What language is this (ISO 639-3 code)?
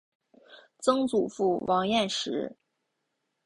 zho